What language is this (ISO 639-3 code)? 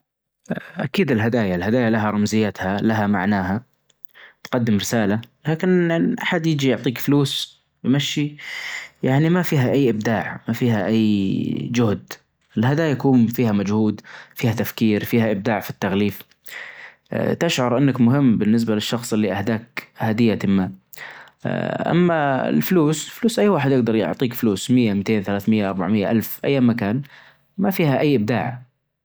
ars